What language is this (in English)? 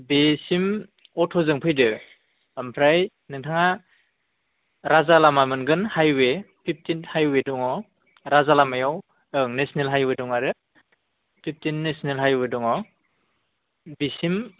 Bodo